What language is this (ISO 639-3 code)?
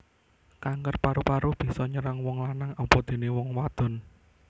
jav